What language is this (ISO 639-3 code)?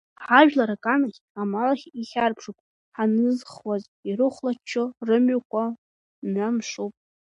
abk